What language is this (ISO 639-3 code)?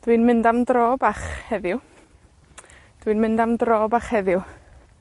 cym